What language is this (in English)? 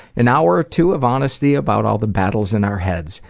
English